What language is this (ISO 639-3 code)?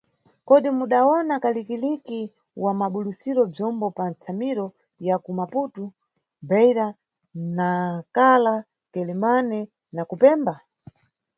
nyu